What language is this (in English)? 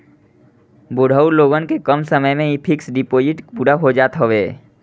Bhojpuri